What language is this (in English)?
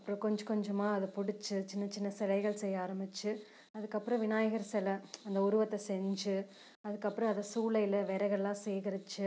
Tamil